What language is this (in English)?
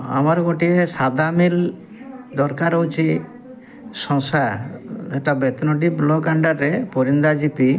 Odia